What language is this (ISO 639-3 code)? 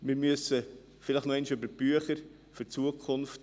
gsw